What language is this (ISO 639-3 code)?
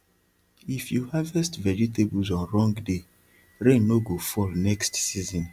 pcm